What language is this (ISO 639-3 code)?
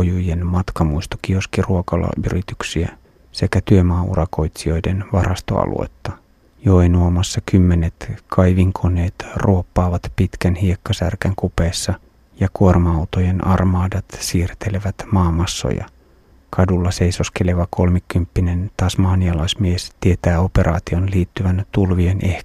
fin